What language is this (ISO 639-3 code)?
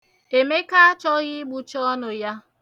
ibo